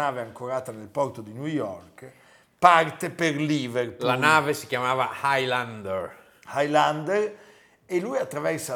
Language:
Italian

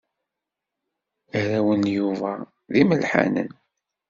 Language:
Kabyle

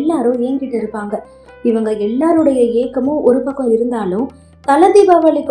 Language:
Tamil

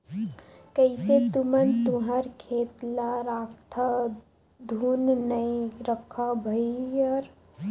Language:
Chhattisgarhi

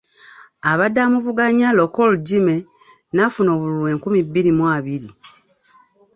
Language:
Ganda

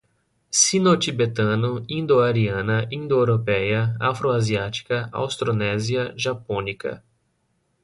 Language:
Portuguese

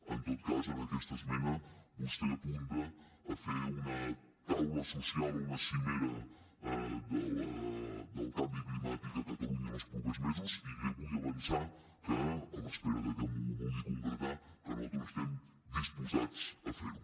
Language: Catalan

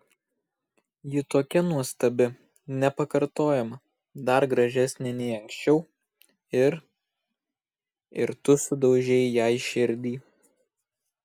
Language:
Lithuanian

